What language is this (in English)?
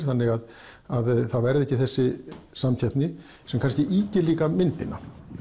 Icelandic